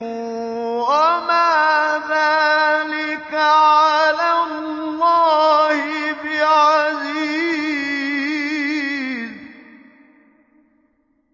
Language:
Arabic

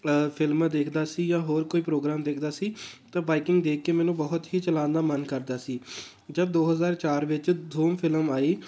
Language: Punjabi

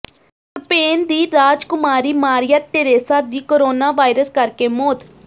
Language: Punjabi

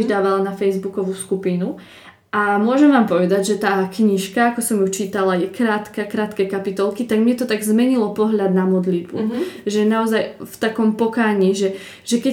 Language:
Slovak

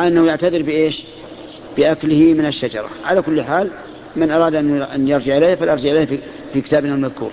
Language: Arabic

